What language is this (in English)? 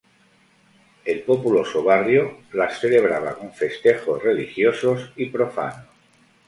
Spanish